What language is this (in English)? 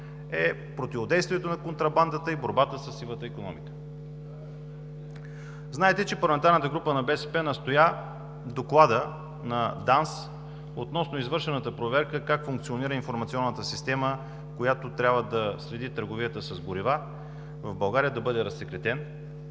Bulgarian